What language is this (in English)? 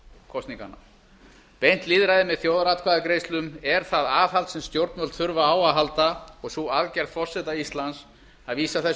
Icelandic